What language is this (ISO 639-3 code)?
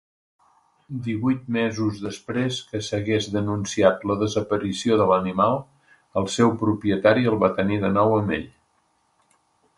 cat